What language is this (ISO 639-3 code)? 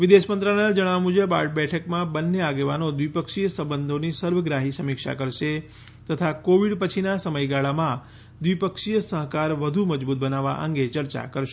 guj